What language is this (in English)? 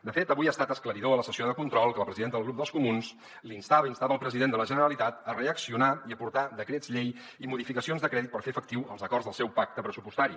Catalan